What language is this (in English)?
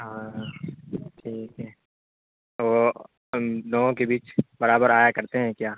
Urdu